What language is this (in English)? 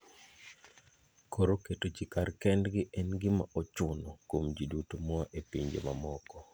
Luo (Kenya and Tanzania)